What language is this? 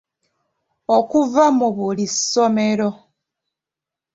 Ganda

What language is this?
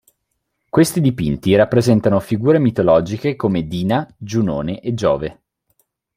Italian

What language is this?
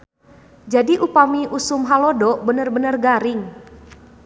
Sundanese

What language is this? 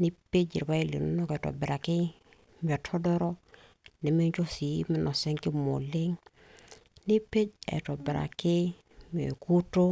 Masai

